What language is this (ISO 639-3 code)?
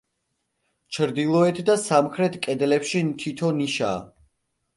kat